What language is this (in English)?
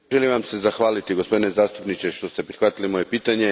Croatian